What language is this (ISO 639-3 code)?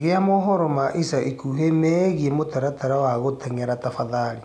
kik